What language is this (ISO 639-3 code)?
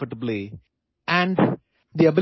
asm